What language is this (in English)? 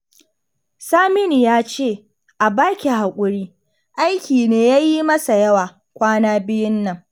Hausa